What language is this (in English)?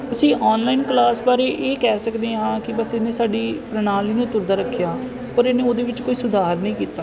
Punjabi